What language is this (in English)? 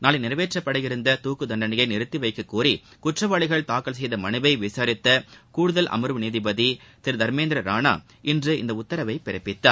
Tamil